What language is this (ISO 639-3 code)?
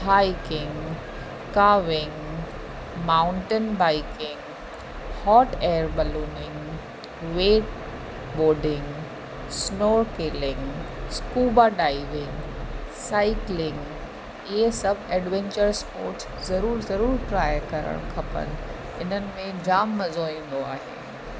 snd